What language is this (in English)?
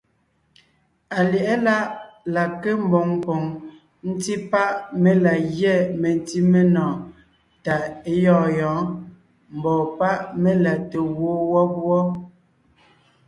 Ngiemboon